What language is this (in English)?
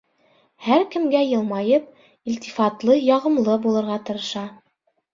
Bashkir